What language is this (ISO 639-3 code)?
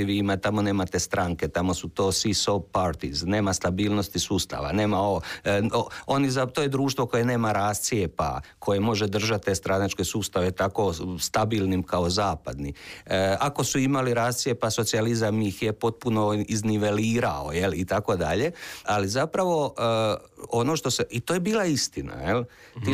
hrv